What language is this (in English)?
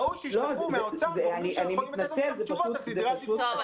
Hebrew